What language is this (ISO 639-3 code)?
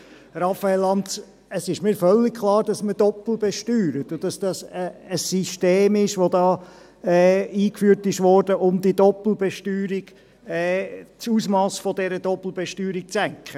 gsw